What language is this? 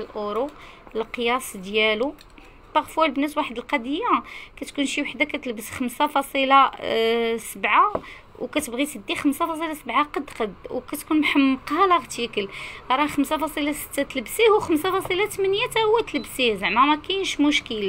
Arabic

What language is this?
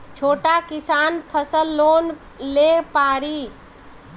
Bhojpuri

